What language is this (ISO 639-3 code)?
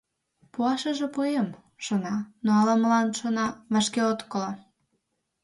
chm